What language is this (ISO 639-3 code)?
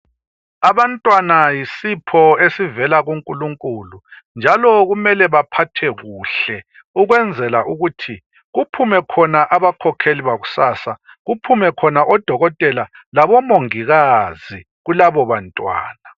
nde